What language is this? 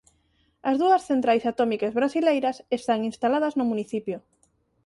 Galician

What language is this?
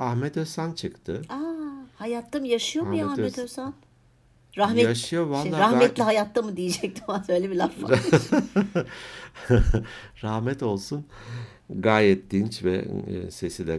Turkish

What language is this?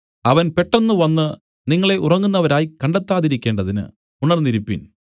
Malayalam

